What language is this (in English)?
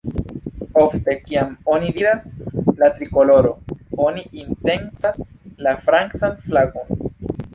Esperanto